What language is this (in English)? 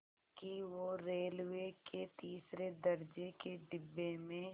Hindi